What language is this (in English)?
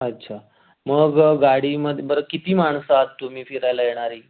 Marathi